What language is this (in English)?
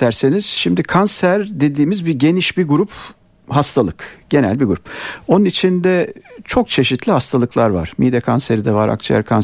Turkish